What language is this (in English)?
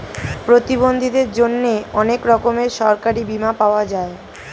Bangla